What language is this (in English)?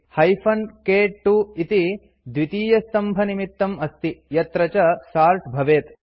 Sanskrit